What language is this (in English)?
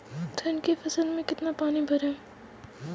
Hindi